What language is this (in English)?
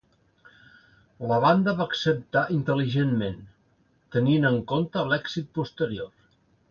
Catalan